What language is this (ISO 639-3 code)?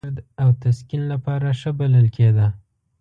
pus